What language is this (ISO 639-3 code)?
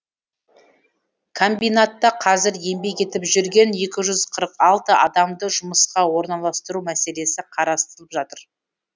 kaz